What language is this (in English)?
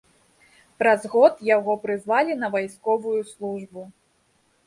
Belarusian